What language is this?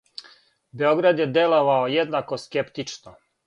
Serbian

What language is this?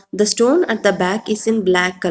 English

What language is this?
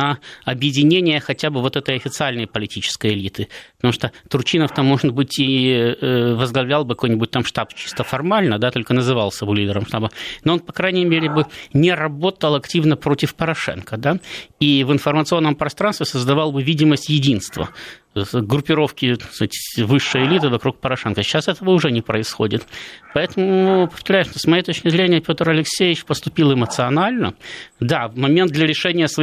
Russian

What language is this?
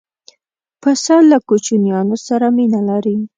Pashto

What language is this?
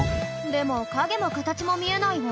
Japanese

